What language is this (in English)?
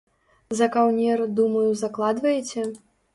Belarusian